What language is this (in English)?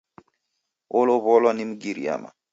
Taita